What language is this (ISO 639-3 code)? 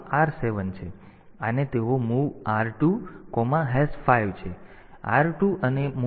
guj